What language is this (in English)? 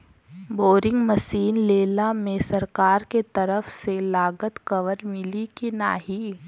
Bhojpuri